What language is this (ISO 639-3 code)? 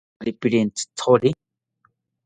cpy